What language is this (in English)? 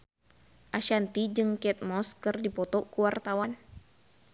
Sundanese